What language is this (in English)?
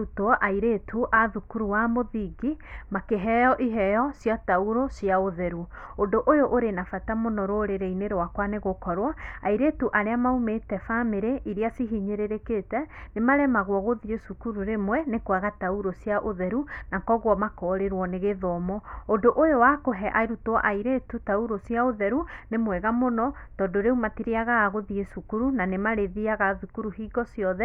Kikuyu